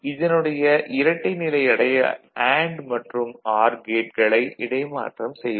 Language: Tamil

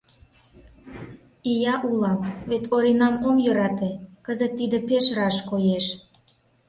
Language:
Mari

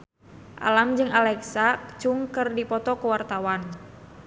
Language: Sundanese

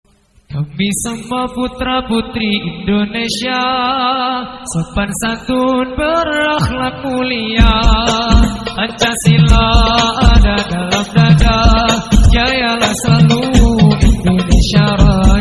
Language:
Indonesian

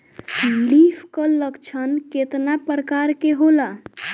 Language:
Bhojpuri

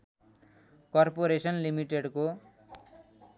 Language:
Nepali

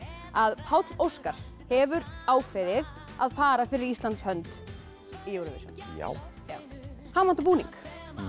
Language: Icelandic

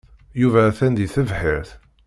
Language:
Kabyle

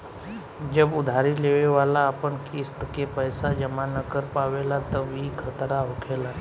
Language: Bhojpuri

